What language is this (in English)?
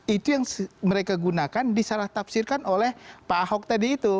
Indonesian